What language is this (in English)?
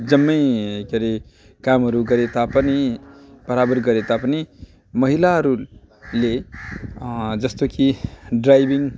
Nepali